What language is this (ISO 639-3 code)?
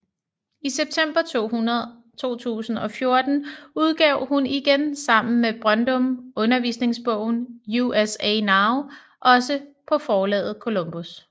dan